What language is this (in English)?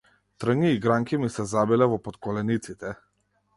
Macedonian